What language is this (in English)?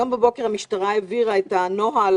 Hebrew